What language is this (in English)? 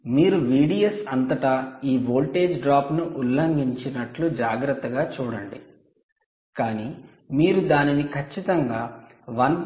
Telugu